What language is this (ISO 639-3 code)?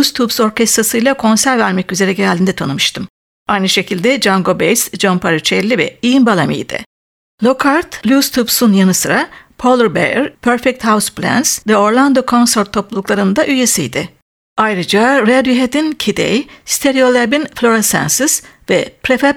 tur